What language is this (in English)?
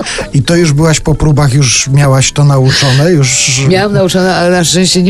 Polish